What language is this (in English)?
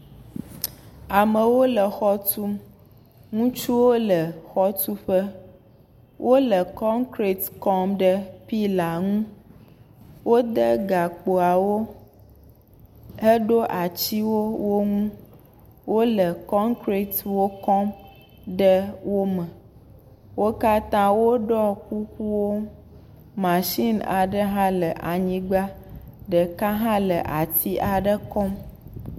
Ewe